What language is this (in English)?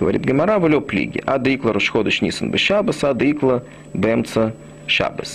Russian